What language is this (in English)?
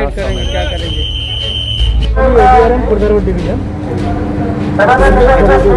Indonesian